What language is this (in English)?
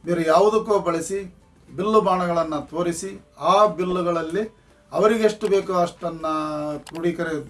Kannada